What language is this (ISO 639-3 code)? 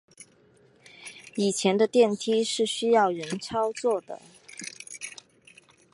zho